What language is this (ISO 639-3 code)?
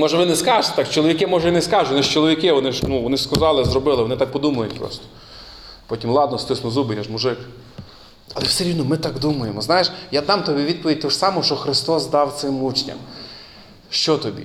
ukr